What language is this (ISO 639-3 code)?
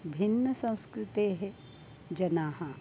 san